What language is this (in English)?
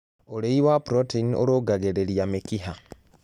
Kikuyu